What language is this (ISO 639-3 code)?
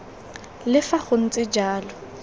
tsn